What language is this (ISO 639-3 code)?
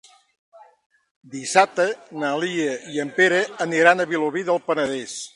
cat